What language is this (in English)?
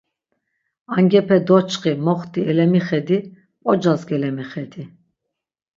Laz